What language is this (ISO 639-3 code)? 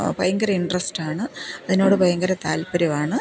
mal